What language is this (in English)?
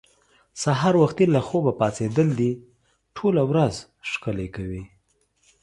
Pashto